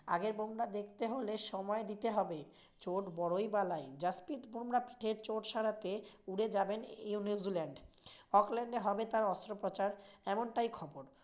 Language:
Bangla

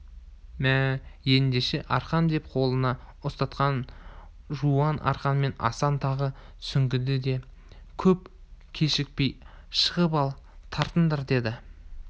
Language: Kazakh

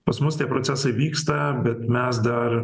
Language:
Lithuanian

